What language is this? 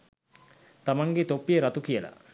Sinhala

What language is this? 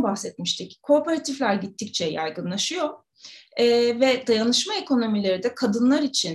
Turkish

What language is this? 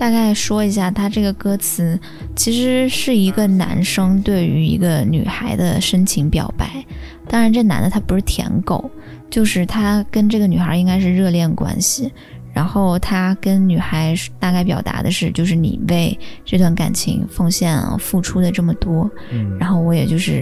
Chinese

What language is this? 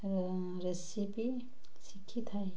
Odia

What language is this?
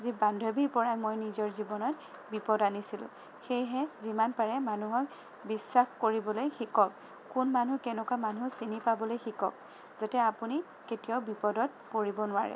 Assamese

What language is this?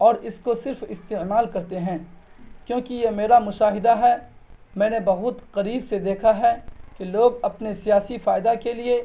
Urdu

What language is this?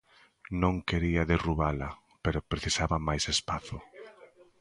Galician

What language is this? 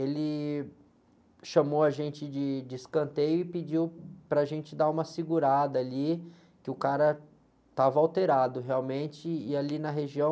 Portuguese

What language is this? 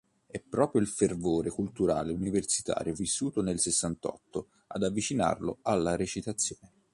Italian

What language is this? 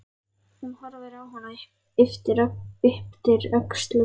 Icelandic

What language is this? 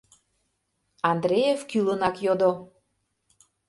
Mari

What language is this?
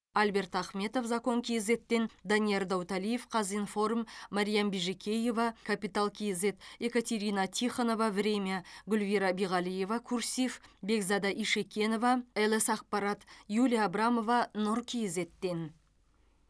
Kazakh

